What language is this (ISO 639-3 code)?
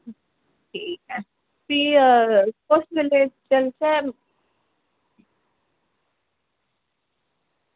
doi